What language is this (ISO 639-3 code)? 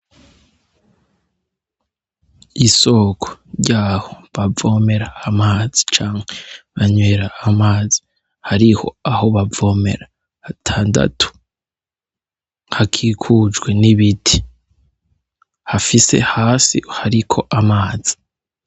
run